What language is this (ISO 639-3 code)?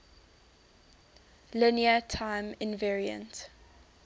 eng